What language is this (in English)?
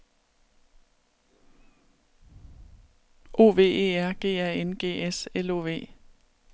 Danish